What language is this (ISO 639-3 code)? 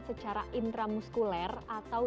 ind